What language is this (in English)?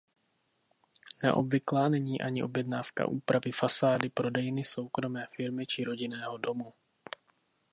Czech